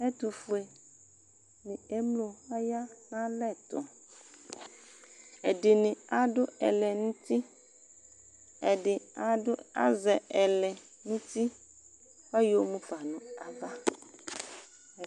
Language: Ikposo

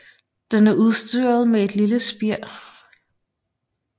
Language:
Danish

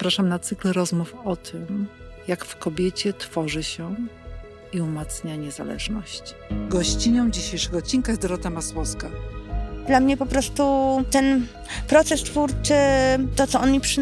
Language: Polish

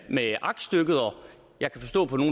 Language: Danish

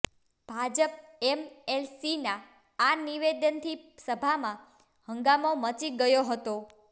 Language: Gujarati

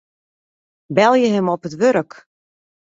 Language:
Western Frisian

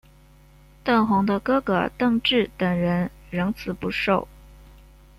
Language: Chinese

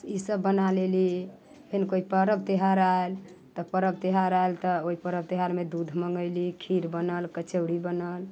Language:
Maithili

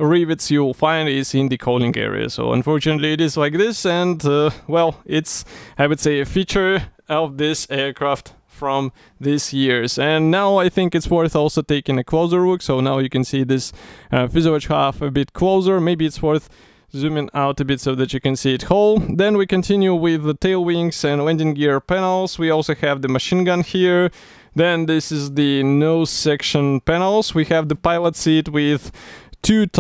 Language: English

